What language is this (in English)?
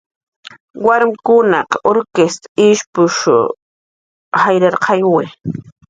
Jaqaru